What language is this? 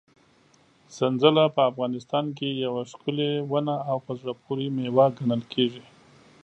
Pashto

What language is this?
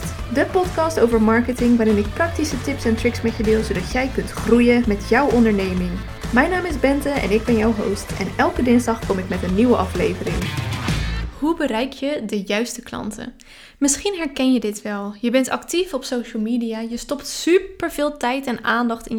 Dutch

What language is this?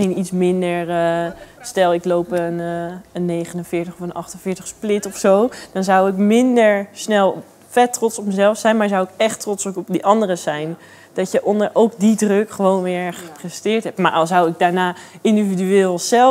Dutch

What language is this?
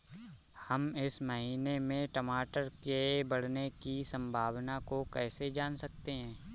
Hindi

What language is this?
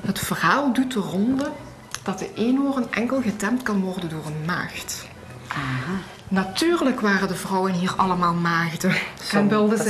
Dutch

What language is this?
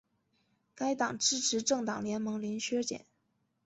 Chinese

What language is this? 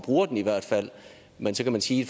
Danish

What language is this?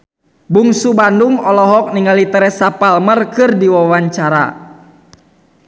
Sundanese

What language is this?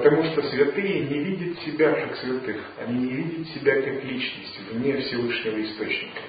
Russian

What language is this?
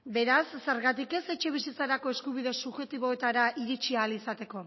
Basque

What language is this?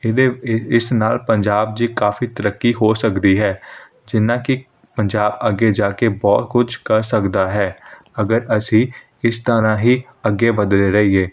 Punjabi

